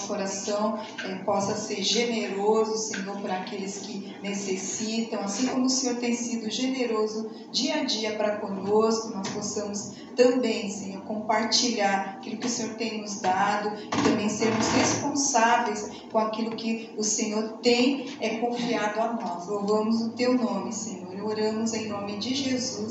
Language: Portuguese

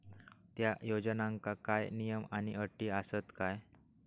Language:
Marathi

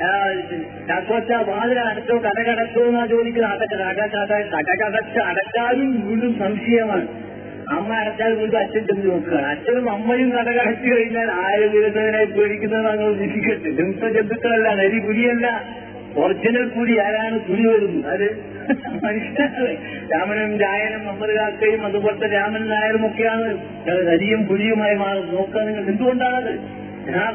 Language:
Malayalam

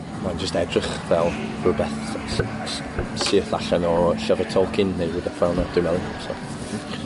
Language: Welsh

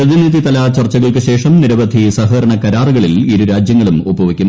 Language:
Malayalam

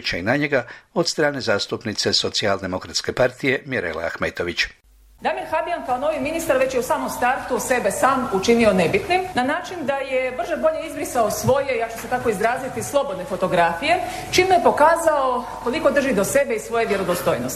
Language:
Croatian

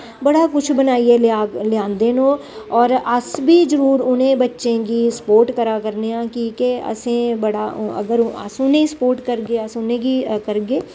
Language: Dogri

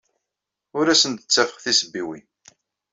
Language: Kabyle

